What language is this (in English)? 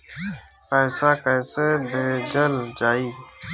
Bhojpuri